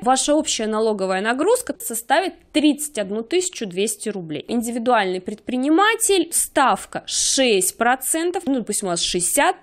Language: Russian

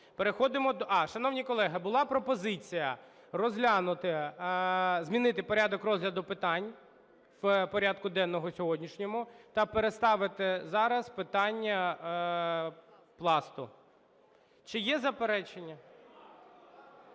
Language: Ukrainian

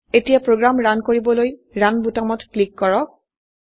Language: Assamese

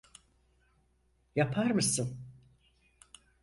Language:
Turkish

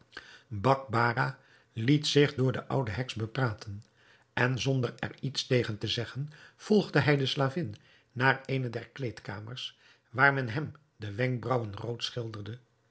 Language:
Dutch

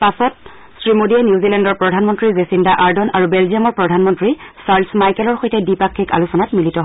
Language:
Assamese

